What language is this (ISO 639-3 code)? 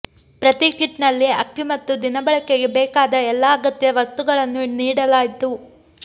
kan